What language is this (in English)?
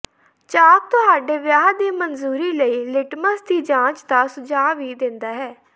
Punjabi